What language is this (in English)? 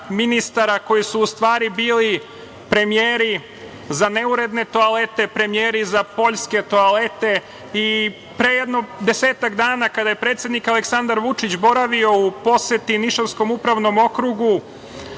Serbian